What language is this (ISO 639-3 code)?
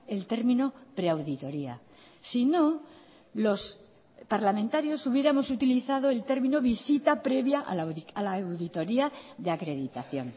spa